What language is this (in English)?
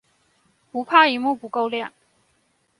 Chinese